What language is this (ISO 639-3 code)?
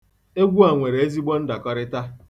ibo